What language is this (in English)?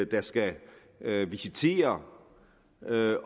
Danish